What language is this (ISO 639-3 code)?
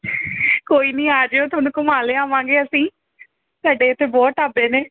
pan